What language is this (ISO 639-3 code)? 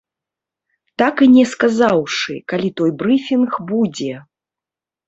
bel